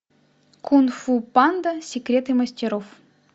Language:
Russian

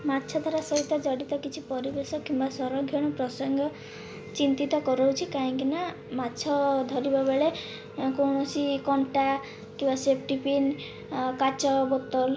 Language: Odia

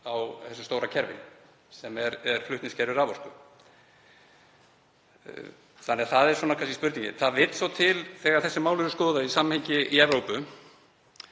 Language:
Icelandic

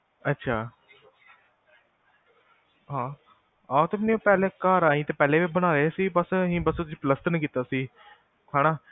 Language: Punjabi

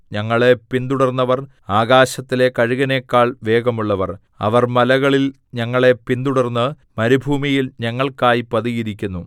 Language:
Malayalam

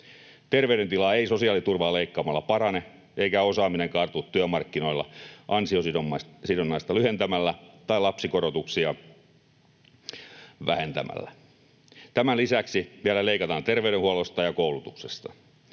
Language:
Finnish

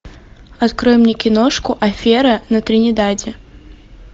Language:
Russian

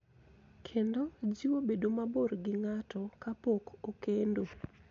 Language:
Luo (Kenya and Tanzania)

